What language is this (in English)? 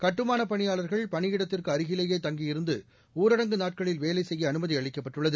Tamil